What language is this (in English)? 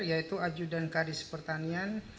Indonesian